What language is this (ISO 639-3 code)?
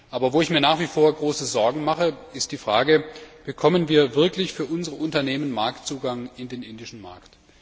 deu